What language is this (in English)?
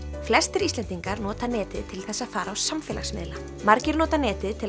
Icelandic